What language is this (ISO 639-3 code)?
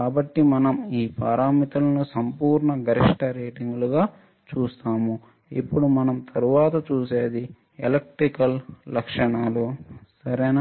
tel